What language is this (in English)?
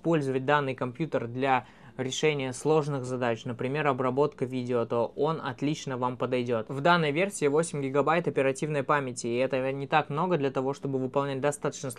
Russian